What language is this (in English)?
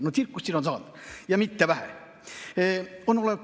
Estonian